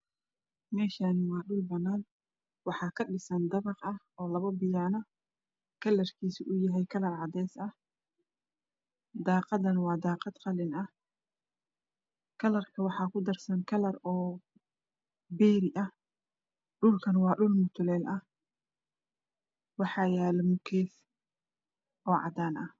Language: Somali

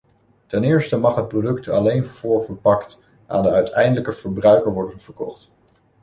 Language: Dutch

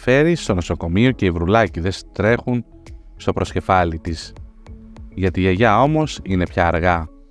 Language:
Greek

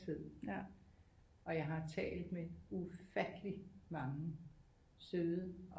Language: Danish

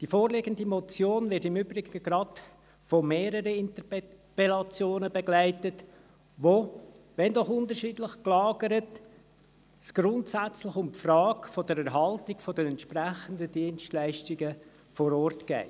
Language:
Swiss German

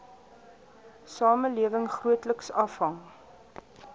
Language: Afrikaans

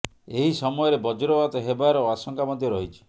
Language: Odia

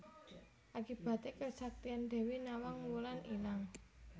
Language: Javanese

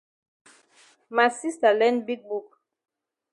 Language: Cameroon Pidgin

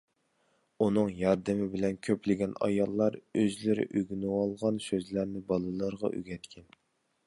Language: Uyghur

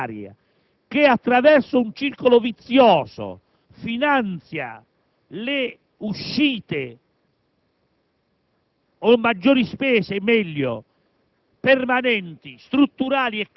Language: Italian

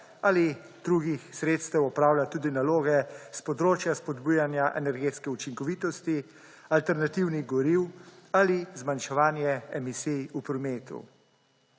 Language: Slovenian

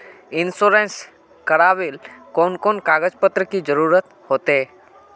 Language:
Magahi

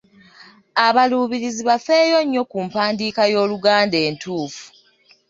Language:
Ganda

